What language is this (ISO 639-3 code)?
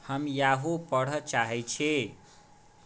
mai